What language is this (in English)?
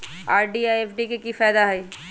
Magahi